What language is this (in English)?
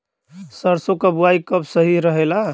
Bhojpuri